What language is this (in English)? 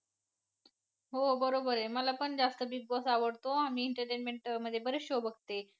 Marathi